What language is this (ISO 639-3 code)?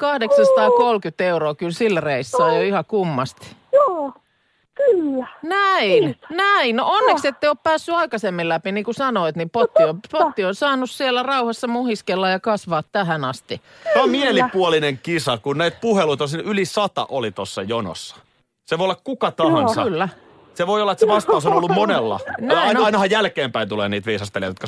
fin